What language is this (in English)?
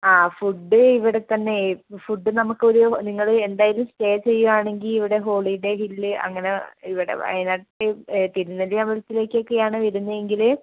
Malayalam